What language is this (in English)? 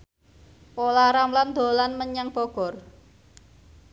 Javanese